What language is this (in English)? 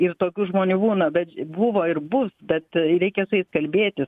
Lithuanian